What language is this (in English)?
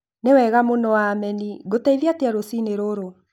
Kikuyu